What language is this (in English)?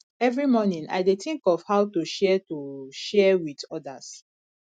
Nigerian Pidgin